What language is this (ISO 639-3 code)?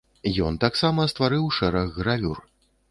bel